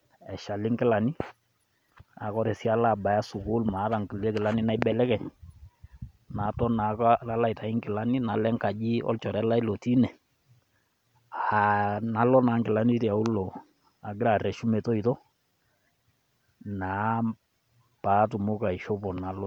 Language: Masai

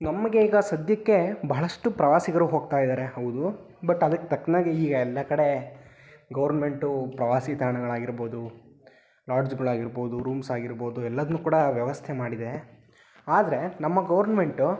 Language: Kannada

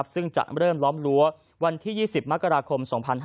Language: Thai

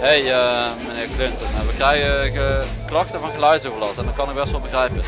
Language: Dutch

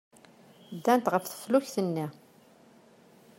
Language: Kabyle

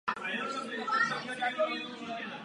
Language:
Czech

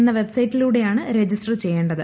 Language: Malayalam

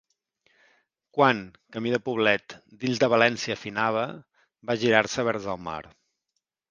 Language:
Catalan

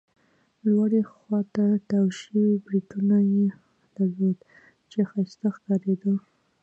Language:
Pashto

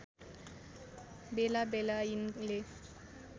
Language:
Nepali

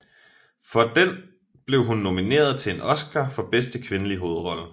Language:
Danish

